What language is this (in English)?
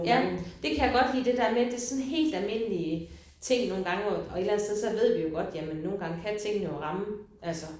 Danish